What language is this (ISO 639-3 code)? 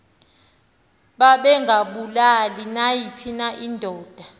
xho